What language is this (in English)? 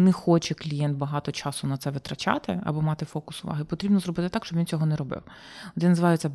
Ukrainian